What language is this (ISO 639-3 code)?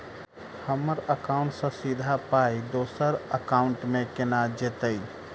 mai